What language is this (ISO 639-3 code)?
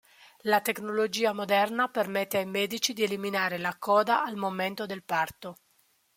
ita